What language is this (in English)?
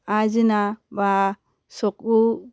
Assamese